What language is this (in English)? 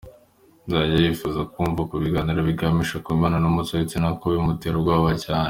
Kinyarwanda